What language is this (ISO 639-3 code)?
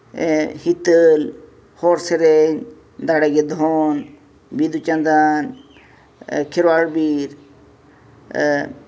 sat